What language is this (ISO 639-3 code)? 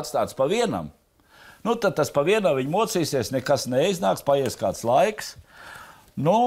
lav